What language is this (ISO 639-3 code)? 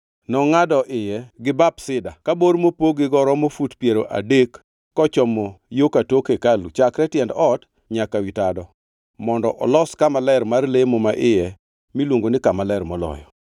luo